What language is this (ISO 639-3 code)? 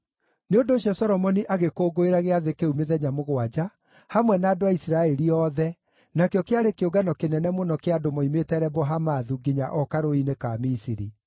kik